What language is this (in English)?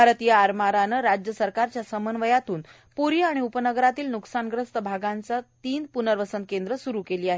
Marathi